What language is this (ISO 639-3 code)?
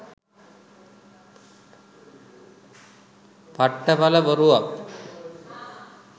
sin